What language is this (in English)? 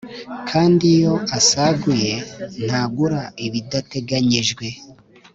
Kinyarwanda